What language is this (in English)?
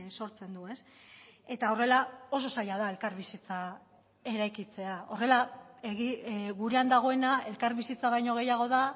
Basque